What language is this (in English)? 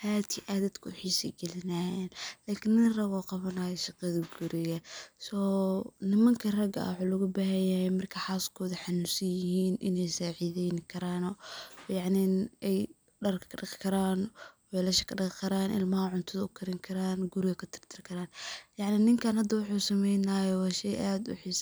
Somali